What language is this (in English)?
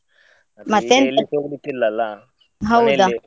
Kannada